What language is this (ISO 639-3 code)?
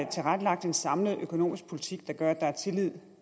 dan